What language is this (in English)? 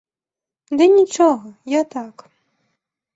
Belarusian